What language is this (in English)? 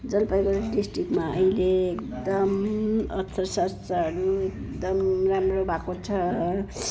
Nepali